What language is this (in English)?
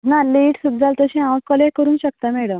Konkani